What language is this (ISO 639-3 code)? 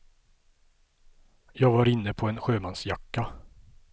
swe